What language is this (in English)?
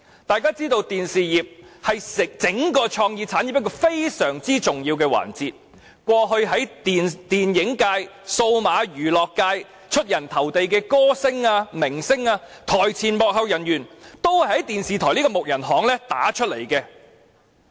Cantonese